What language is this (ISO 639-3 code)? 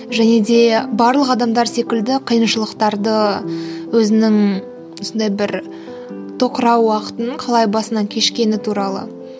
kaz